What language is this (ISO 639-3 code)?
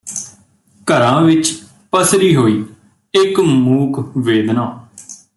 pan